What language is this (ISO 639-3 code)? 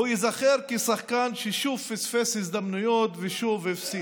heb